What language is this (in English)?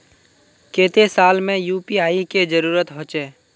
Magahi